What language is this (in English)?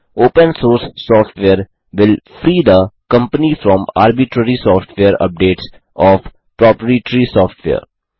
Hindi